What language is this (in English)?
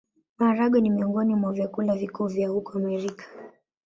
Swahili